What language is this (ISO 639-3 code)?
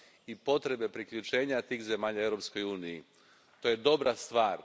hrv